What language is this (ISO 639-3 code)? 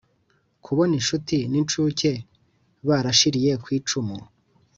kin